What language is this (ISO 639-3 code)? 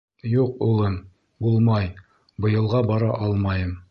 bak